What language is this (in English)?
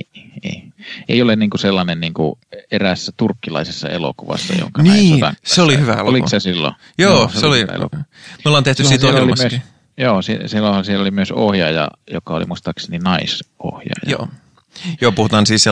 Finnish